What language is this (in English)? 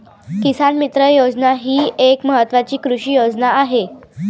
Marathi